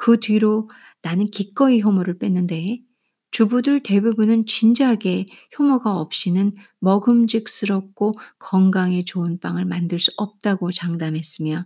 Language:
Korean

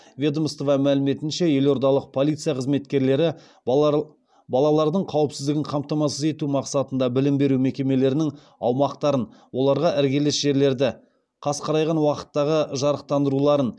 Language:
Kazakh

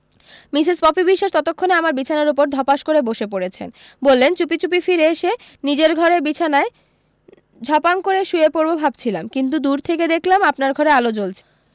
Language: Bangla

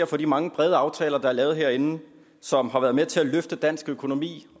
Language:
Danish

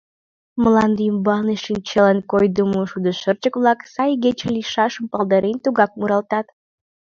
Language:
Mari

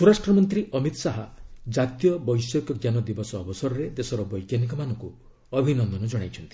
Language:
Odia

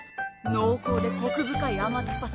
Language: Japanese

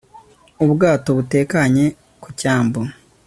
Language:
Kinyarwanda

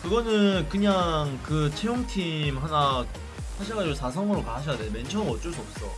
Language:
Korean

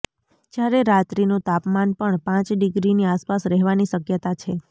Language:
Gujarati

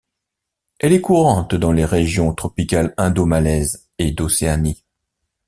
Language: French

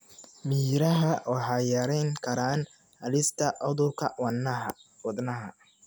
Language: Somali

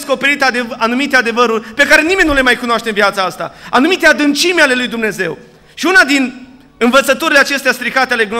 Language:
Romanian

